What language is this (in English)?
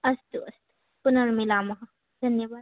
Sanskrit